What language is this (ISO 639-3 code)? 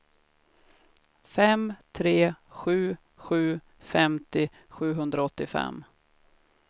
swe